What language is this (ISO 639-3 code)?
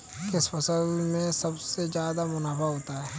hin